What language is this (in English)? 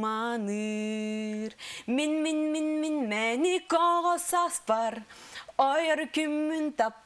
Turkish